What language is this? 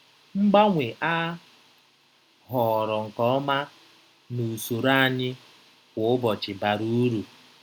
Igbo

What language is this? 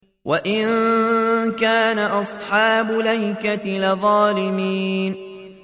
Arabic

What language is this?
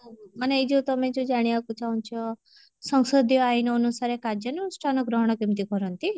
Odia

